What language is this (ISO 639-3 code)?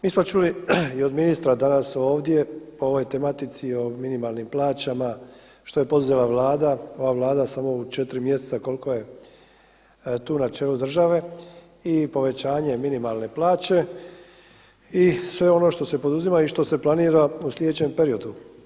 hrv